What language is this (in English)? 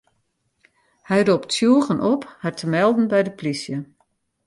Western Frisian